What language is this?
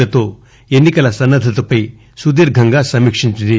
Telugu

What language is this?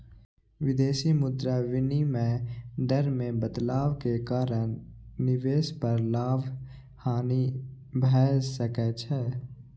Maithili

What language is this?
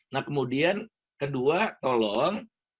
Indonesian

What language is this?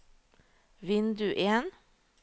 Norwegian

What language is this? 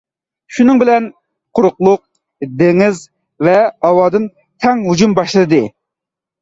Uyghur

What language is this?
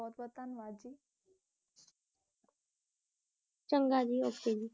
Punjabi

